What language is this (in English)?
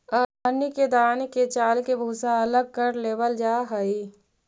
Magahi